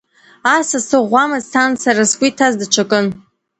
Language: Abkhazian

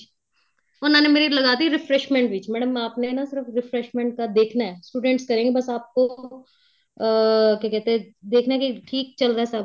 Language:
Punjabi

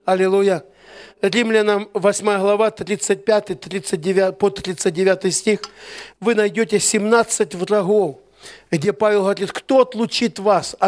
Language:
Russian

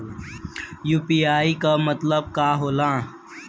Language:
Bhojpuri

